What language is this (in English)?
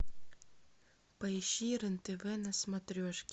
Russian